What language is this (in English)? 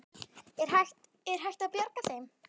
Icelandic